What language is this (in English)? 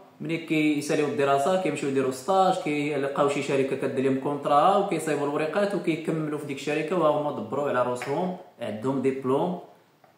Arabic